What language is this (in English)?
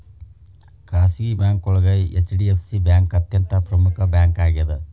Kannada